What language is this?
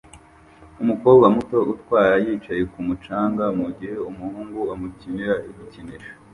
Kinyarwanda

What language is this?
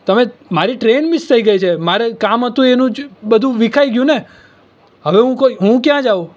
Gujarati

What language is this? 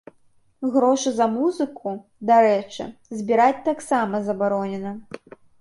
Belarusian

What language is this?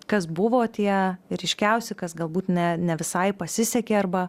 Lithuanian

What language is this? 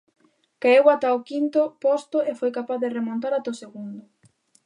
Galician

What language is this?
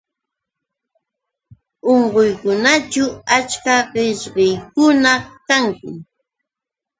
Yauyos Quechua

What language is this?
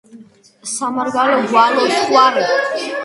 Georgian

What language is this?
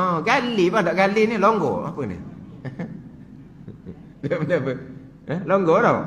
Malay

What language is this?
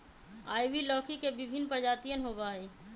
Magahi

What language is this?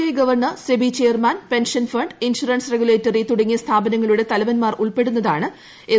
Malayalam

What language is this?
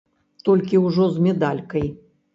Belarusian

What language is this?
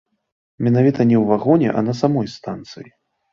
Belarusian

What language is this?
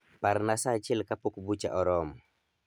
Luo (Kenya and Tanzania)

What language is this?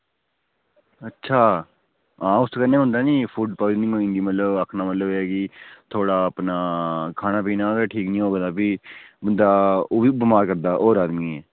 Dogri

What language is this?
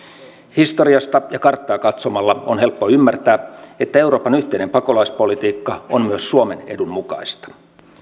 Finnish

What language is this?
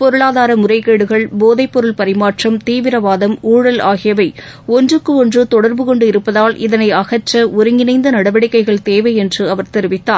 Tamil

